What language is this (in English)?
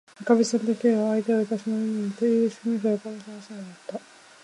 Japanese